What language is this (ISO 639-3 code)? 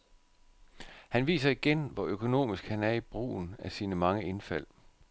dan